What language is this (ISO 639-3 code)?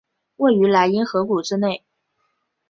zho